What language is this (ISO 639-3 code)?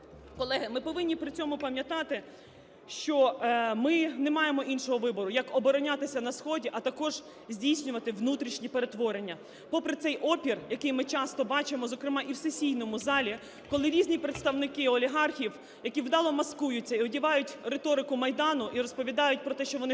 ukr